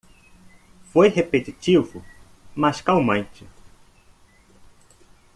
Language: Portuguese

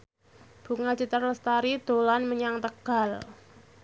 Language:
Javanese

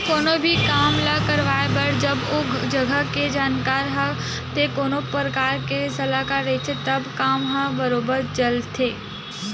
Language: Chhattisgarhi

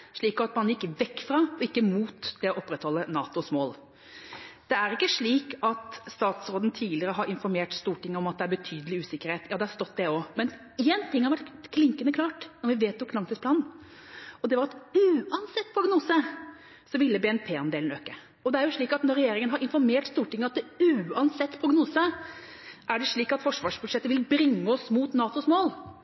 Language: Norwegian Bokmål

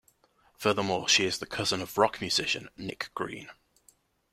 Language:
English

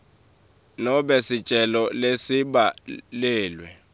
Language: Swati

